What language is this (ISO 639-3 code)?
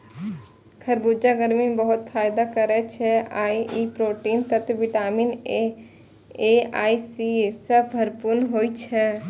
mai